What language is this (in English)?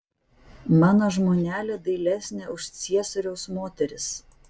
Lithuanian